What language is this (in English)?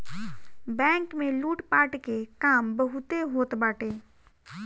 Bhojpuri